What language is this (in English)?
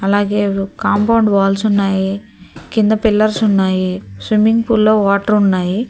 Telugu